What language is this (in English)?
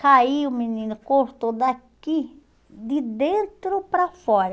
Portuguese